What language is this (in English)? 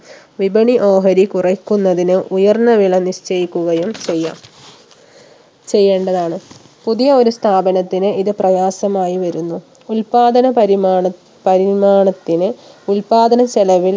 Malayalam